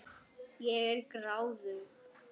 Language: Icelandic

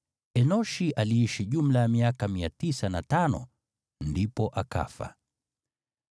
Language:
Swahili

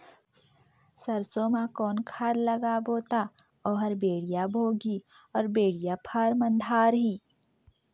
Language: Chhattisgarhi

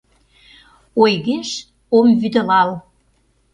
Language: Mari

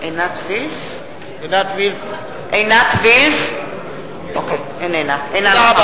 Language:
Hebrew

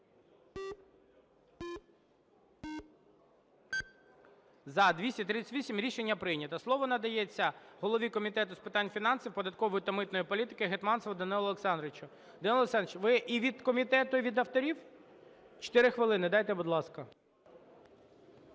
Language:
Ukrainian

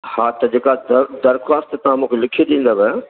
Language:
Sindhi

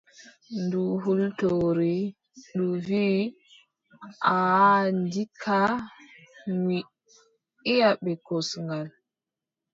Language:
Adamawa Fulfulde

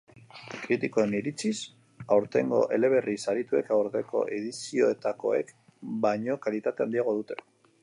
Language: Basque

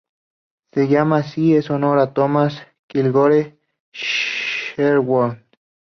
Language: Spanish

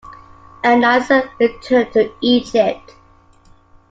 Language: English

